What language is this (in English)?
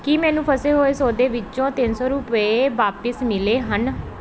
Punjabi